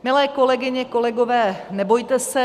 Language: Czech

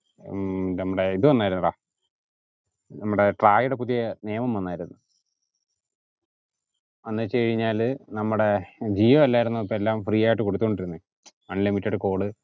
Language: Malayalam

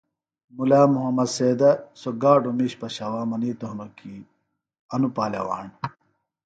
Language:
Phalura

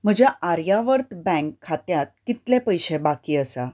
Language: Konkani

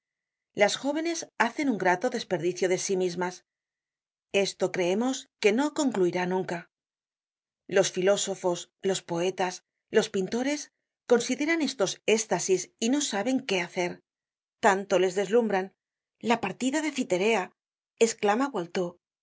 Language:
Spanish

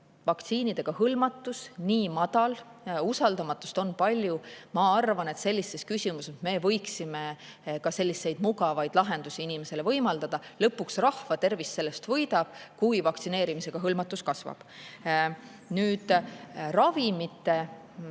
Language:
Estonian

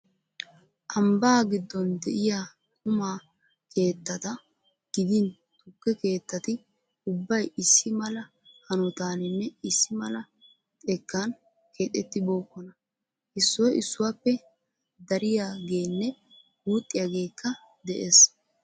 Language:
Wolaytta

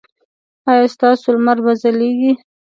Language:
Pashto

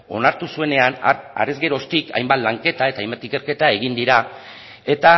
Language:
Basque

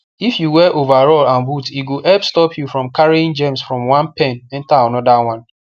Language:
Nigerian Pidgin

